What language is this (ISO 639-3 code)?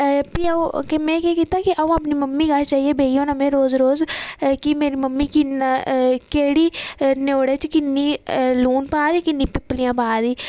doi